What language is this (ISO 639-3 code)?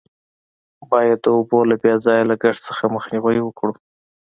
pus